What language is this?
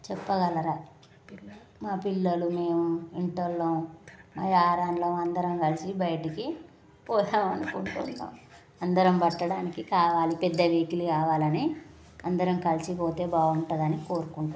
Telugu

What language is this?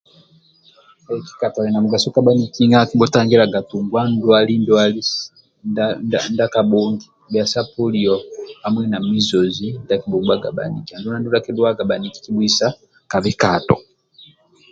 Amba (Uganda)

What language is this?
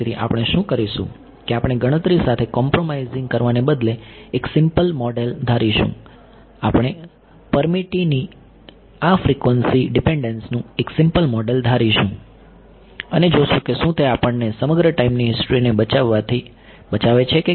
Gujarati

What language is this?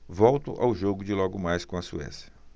Portuguese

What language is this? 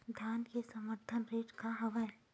Chhattisgarhi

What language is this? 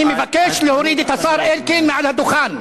Hebrew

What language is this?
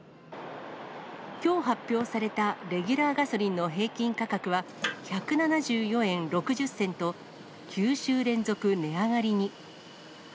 Japanese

